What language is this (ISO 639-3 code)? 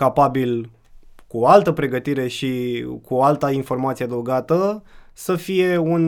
ron